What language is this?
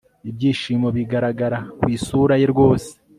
Kinyarwanda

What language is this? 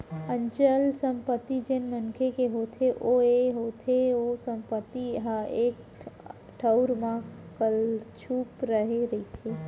Chhattisgarhi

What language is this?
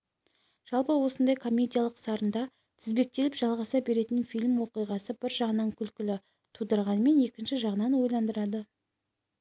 Kazakh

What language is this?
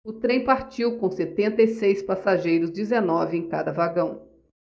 Portuguese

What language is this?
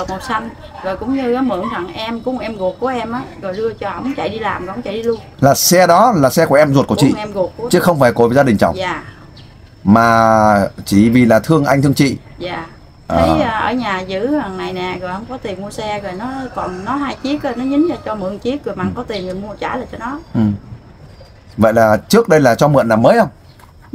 Vietnamese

